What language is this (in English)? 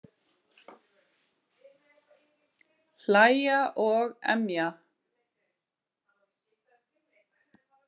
Icelandic